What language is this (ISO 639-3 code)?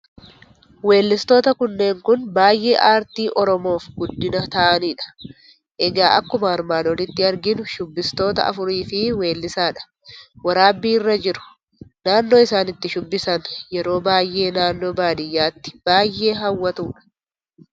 orm